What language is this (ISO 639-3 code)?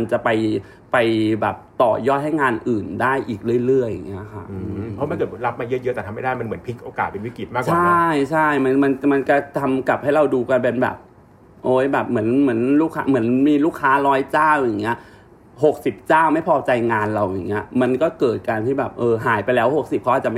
tha